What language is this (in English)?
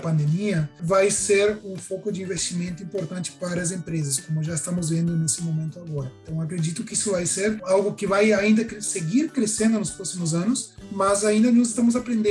Portuguese